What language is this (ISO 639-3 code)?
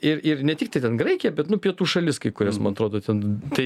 lit